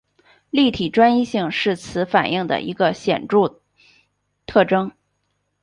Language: Chinese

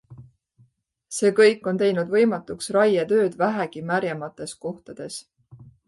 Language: Estonian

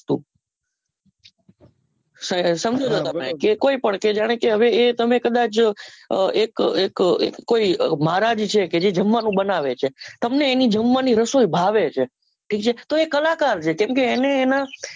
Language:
Gujarati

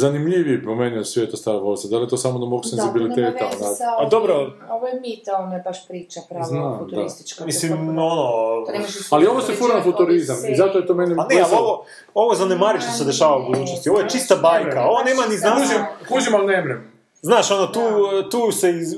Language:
Croatian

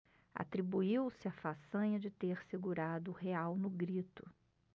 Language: Portuguese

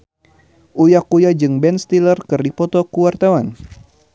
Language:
Sundanese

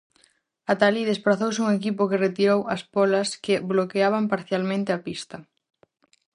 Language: Galician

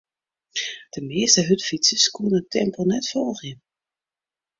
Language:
Western Frisian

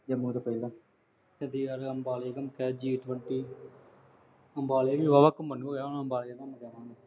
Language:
Punjabi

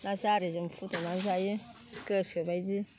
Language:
Bodo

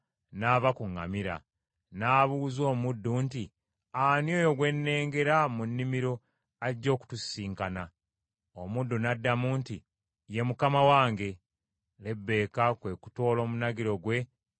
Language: Ganda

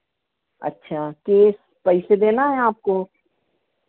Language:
Hindi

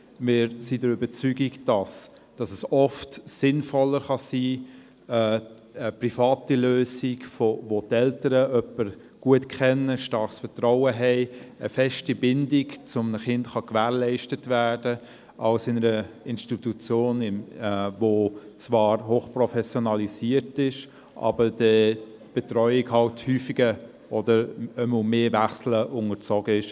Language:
Swiss German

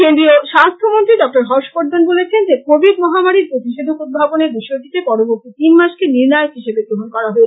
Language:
Bangla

